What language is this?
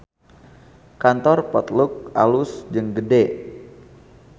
Sundanese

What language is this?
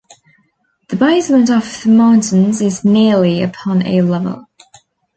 English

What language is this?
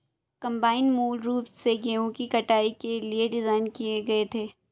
Hindi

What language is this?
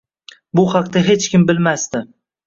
Uzbek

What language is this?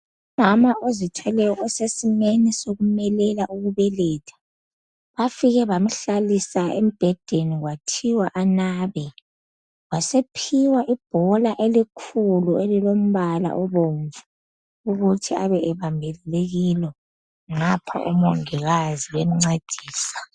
North Ndebele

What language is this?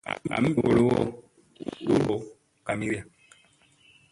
Musey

